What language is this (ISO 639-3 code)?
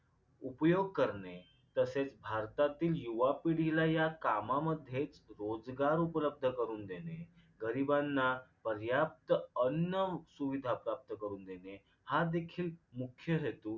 mar